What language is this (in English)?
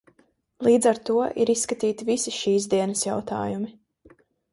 Latvian